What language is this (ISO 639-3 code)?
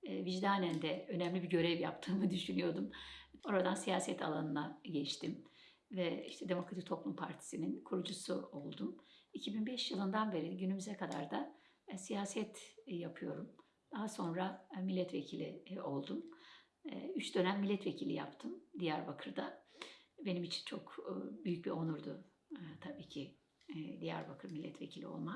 tur